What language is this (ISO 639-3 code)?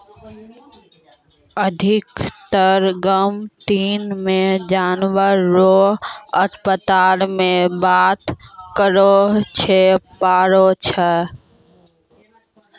mai